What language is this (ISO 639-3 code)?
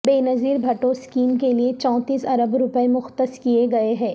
urd